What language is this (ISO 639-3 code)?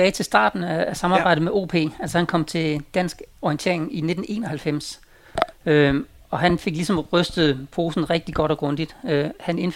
dan